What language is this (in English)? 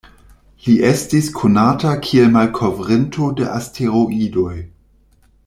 Esperanto